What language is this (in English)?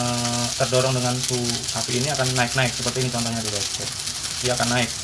Indonesian